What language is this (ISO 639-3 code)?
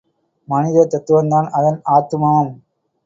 tam